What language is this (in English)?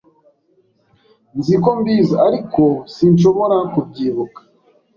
Kinyarwanda